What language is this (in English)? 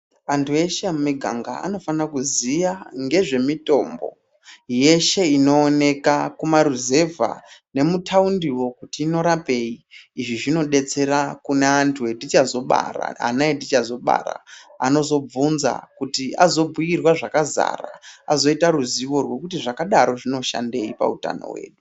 Ndau